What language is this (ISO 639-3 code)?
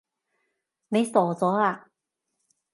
yue